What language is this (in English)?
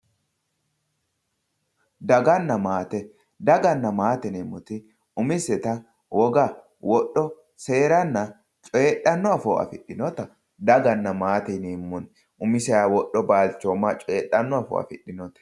Sidamo